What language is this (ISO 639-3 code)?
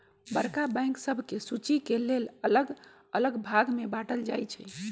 mag